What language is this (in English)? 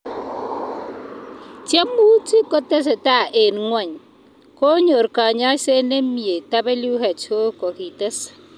Kalenjin